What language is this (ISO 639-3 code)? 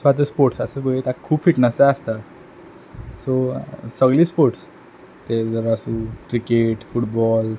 kok